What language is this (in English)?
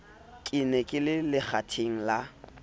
Southern Sotho